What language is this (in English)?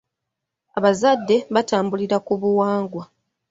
Ganda